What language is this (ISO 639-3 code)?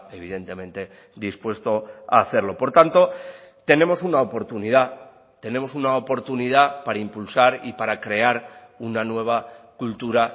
spa